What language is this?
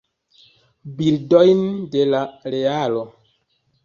Esperanto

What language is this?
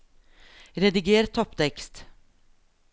Norwegian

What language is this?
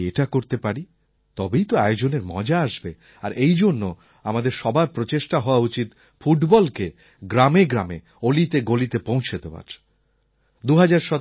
Bangla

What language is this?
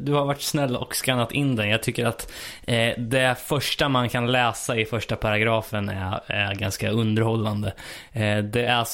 Swedish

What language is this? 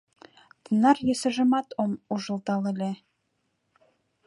Mari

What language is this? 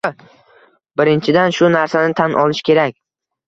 Uzbek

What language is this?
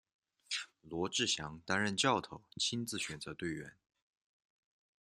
Chinese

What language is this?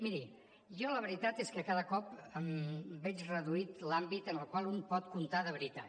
Catalan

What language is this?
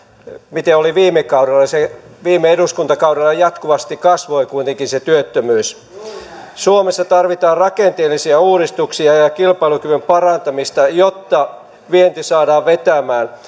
Finnish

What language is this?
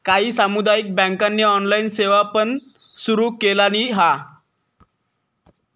Marathi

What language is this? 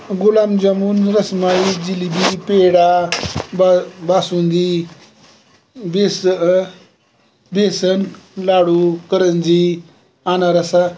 Marathi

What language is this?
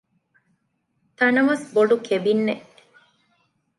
Divehi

